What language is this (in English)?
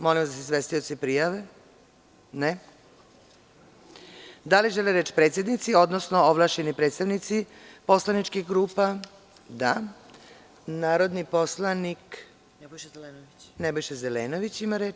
Serbian